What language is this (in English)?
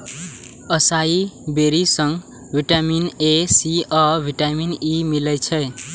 Maithili